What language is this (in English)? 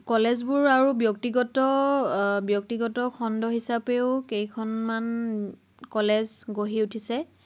Assamese